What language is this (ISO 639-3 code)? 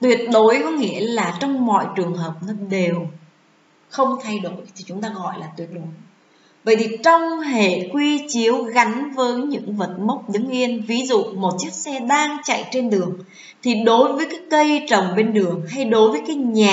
vie